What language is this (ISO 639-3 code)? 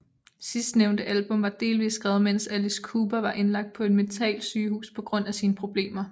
dan